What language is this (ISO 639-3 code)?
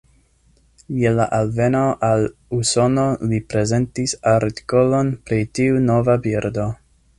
epo